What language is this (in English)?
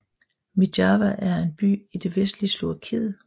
Danish